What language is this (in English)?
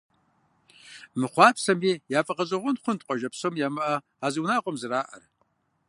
Kabardian